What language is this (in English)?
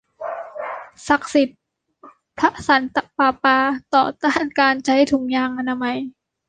Thai